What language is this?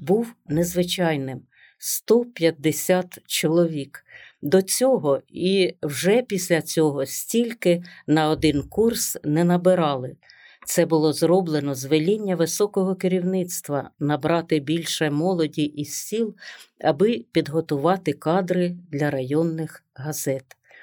Ukrainian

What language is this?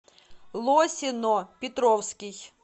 Russian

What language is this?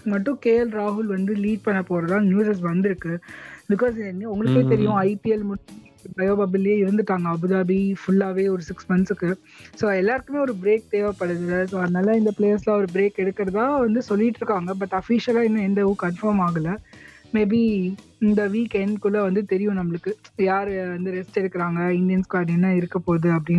Tamil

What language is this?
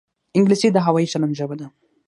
Pashto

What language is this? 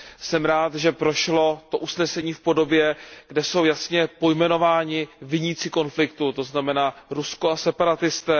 Czech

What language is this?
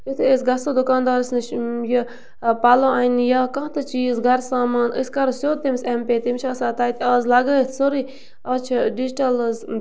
Kashmiri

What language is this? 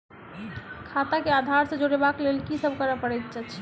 Maithili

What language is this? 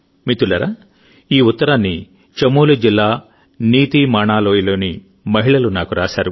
Telugu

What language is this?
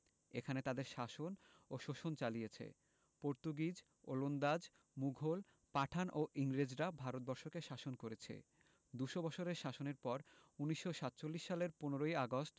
Bangla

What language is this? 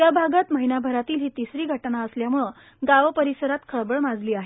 Marathi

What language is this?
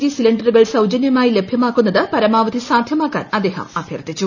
Malayalam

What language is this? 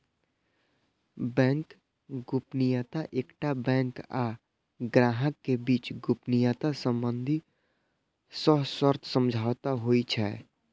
Maithili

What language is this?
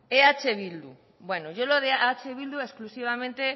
Basque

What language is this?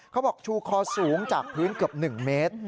Thai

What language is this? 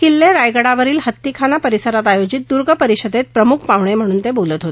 Marathi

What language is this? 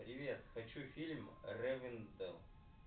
Russian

